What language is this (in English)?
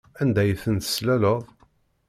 Kabyle